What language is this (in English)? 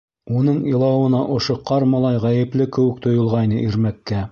Bashkir